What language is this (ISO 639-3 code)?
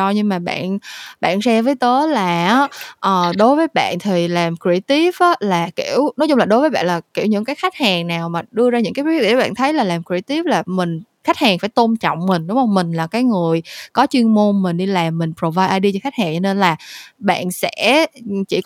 vie